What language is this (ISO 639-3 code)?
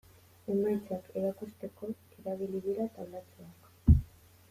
eus